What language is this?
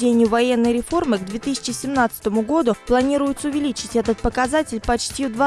Russian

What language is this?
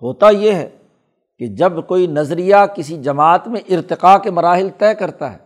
Urdu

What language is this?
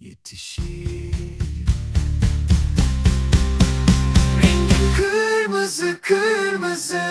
Turkish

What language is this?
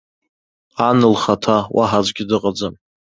Abkhazian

